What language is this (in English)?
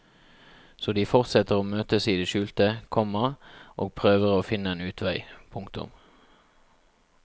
Norwegian